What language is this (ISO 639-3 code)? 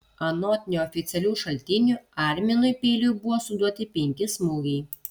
lit